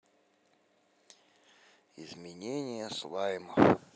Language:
Russian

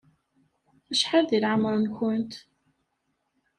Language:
Kabyle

